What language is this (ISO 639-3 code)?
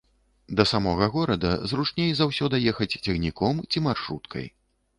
bel